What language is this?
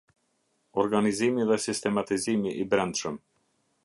Albanian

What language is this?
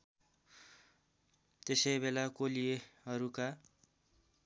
Nepali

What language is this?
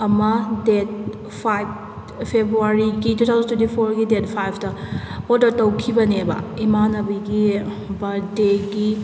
Manipuri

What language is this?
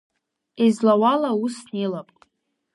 Abkhazian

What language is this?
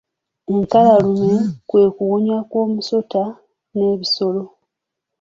Ganda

